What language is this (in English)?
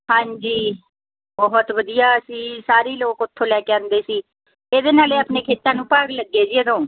Punjabi